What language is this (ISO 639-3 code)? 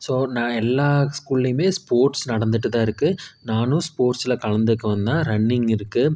tam